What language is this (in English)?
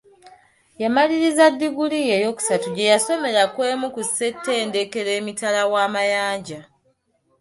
Ganda